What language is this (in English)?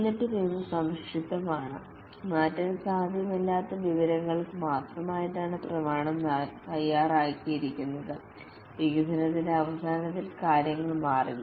Malayalam